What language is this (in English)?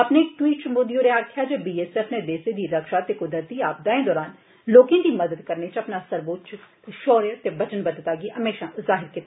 Dogri